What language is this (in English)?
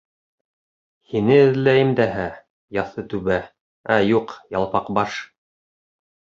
Bashkir